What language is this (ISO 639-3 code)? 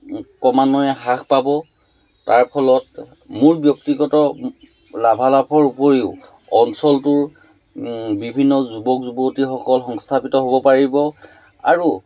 asm